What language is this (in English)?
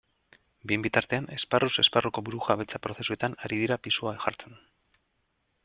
Basque